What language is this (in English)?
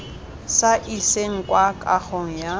Tswana